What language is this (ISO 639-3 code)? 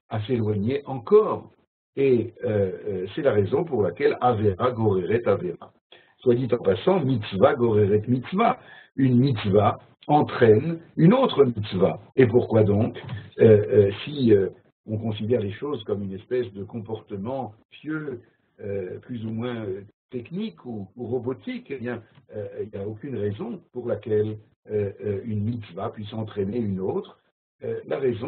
fra